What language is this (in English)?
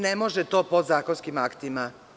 Serbian